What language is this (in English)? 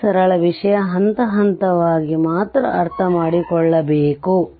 Kannada